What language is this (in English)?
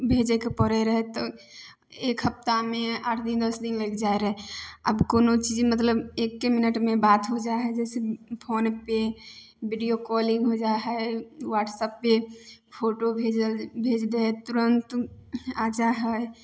Maithili